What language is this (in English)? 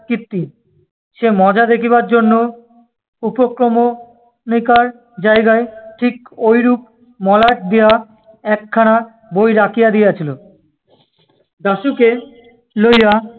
Bangla